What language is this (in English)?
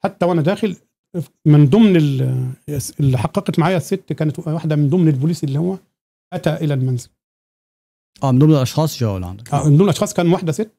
Arabic